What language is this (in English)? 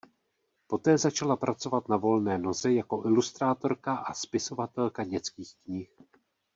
Czech